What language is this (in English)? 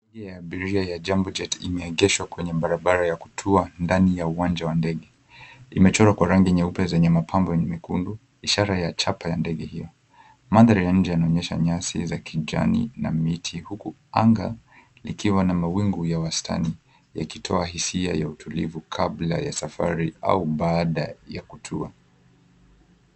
Swahili